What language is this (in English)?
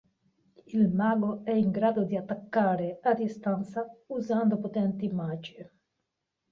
Italian